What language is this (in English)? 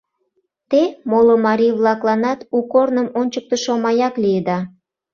Mari